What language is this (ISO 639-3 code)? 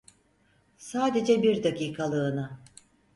tur